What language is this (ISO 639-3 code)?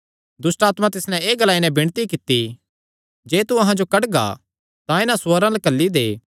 xnr